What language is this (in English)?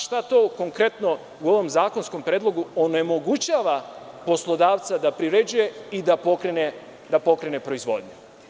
Serbian